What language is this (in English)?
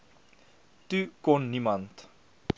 Afrikaans